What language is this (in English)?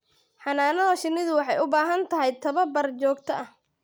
Somali